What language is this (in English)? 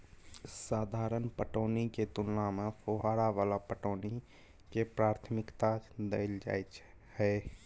Maithili